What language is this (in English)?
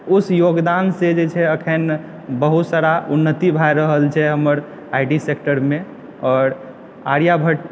Maithili